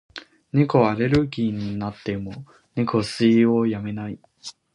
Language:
Japanese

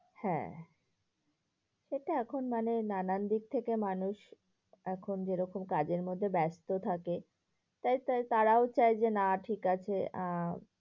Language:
Bangla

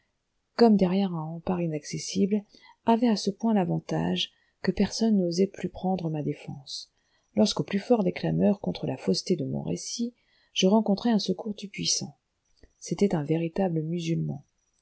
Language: French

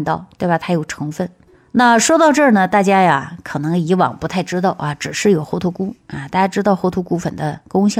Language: Chinese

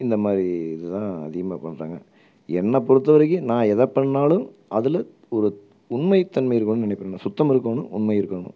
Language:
Tamil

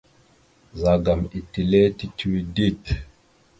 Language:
Mada (Cameroon)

